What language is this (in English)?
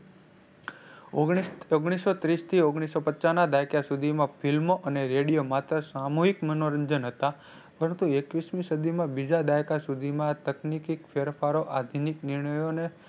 Gujarati